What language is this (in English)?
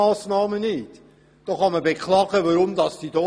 Swiss German